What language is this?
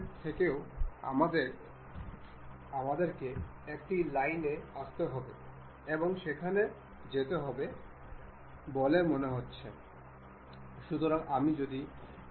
Bangla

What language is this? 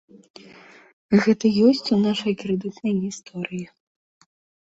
Belarusian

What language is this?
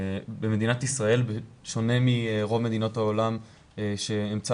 Hebrew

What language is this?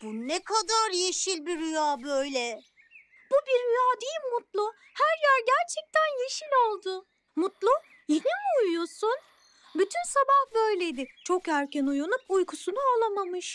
Turkish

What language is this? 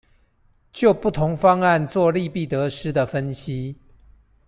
Chinese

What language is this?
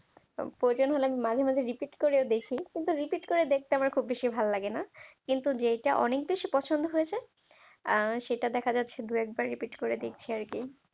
Bangla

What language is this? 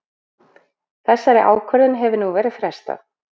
Icelandic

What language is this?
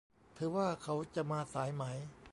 Thai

